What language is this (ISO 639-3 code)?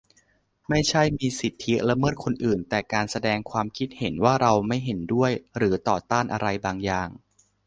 tha